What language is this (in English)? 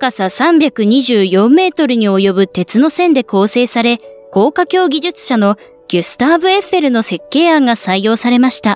Japanese